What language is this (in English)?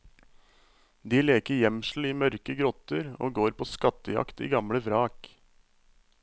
Norwegian